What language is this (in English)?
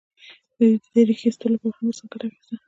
Pashto